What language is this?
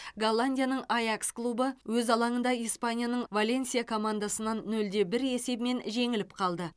Kazakh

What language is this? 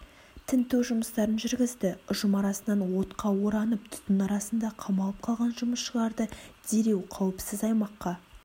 Kazakh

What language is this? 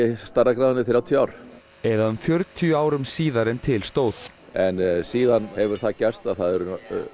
Icelandic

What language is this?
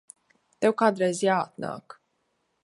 Latvian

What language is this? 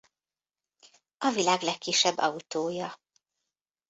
Hungarian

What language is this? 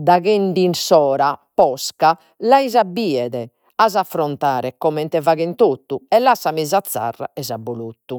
Sardinian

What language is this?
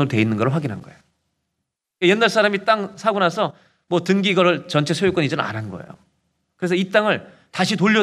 Korean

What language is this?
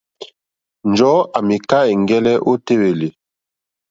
Mokpwe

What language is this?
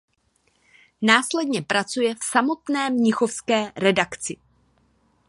Czech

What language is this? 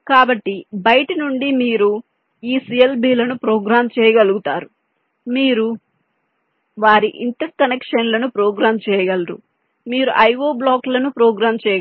Telugu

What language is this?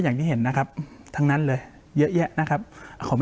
Thai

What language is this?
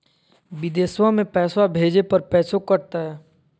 Magahi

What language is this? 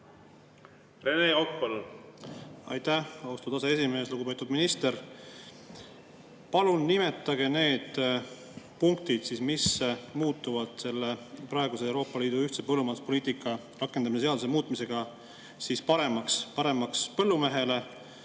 Estonian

